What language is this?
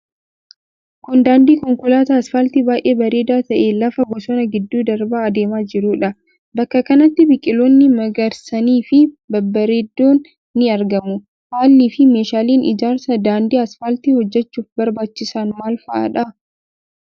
Oromo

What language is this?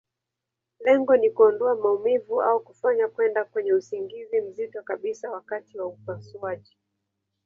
Swahili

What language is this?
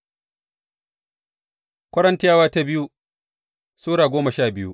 Hausa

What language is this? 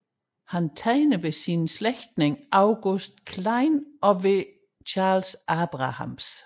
Danish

